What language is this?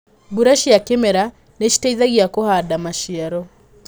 Kikuyu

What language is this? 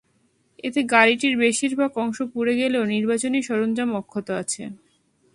Bangla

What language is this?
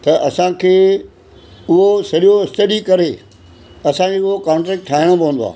Sindhi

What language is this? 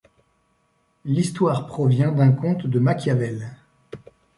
French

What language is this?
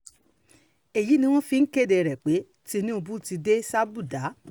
Yoruba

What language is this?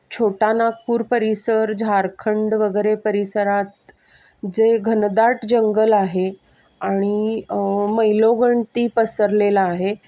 Marathi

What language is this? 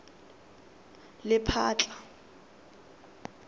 Tswana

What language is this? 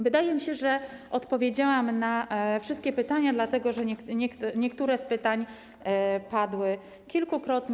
Polish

